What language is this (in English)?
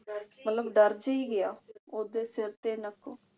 Punjabi